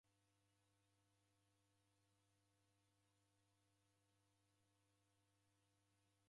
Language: Taita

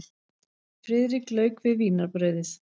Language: Icelandic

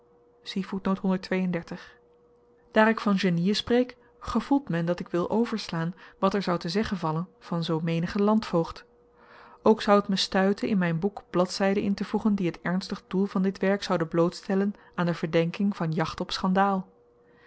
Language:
Dutch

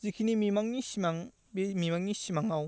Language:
Bodo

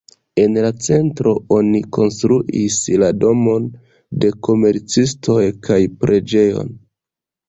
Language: Esperanto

